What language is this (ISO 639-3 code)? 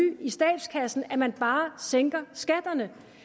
dan